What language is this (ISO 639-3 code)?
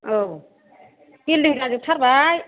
brx